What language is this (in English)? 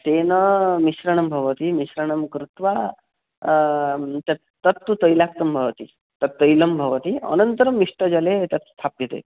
Sanskrit